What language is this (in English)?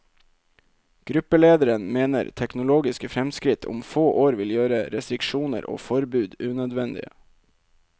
Norwegian